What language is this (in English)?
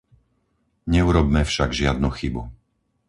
Slovak